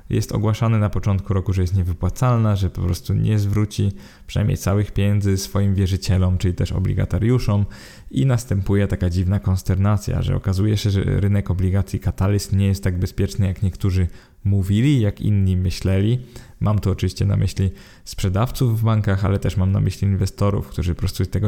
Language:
Polish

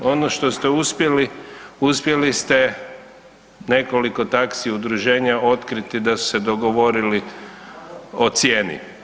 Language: Croatian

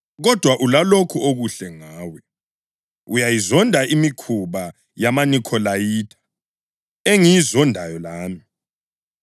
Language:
North Ndebele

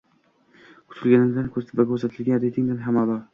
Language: Uzbek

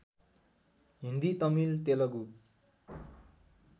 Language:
Nepali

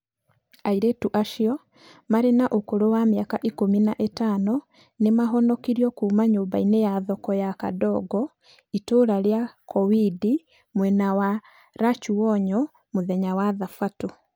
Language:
Kikuyu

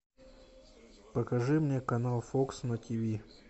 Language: Russian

